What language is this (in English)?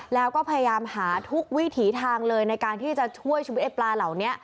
Thai